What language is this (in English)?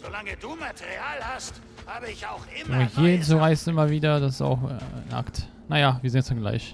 German